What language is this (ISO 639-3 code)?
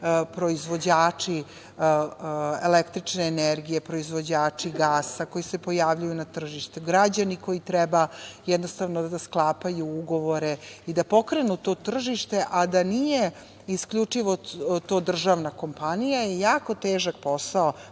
srp